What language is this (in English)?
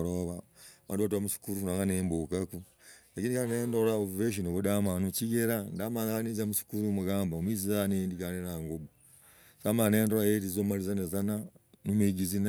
Logooli